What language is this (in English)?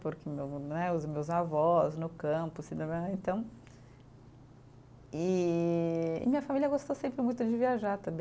Portuguese